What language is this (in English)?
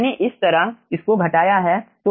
Hindi